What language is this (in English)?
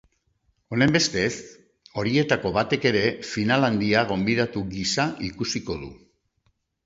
Basque